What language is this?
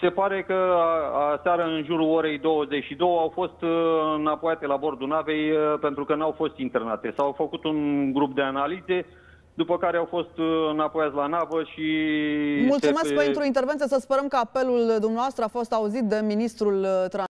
Romanian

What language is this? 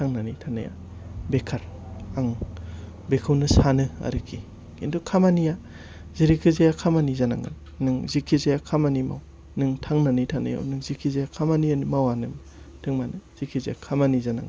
Bodo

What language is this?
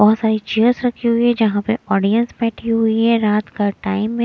Hindi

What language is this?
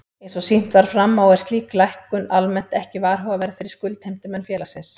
Icelandic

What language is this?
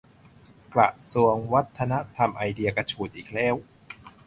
Thai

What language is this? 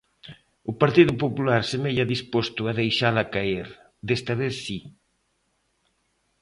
Galician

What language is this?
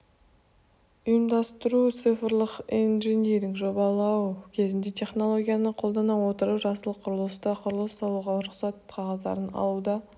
Kazakh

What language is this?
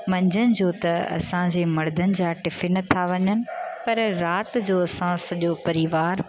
Sindhi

